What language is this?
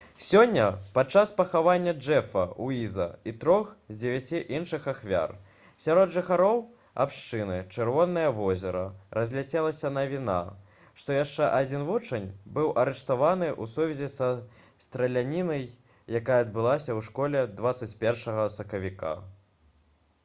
Belarusian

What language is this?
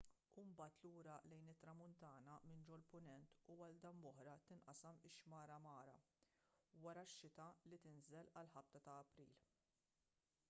Maltese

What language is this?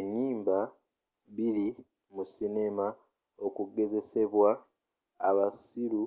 Ganda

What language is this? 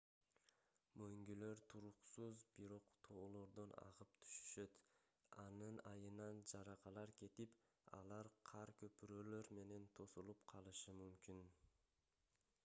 Kyrgyz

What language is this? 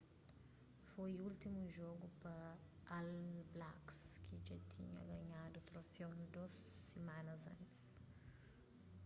Kabuverdianu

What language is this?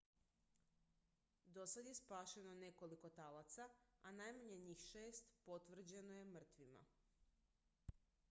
Croatian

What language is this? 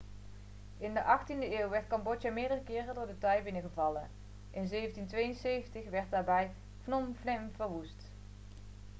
Dutch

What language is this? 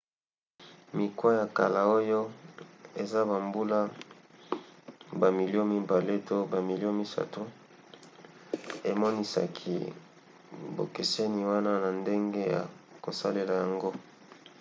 Lingala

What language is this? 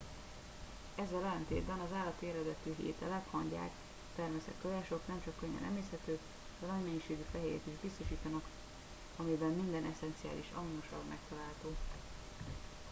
Hungarian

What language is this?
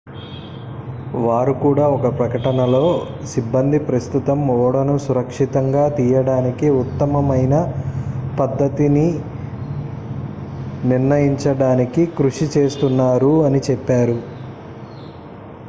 Telugu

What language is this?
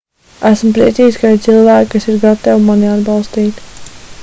Latvian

